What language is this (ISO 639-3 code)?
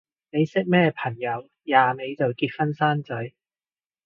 yue